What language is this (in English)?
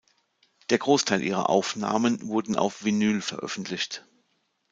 German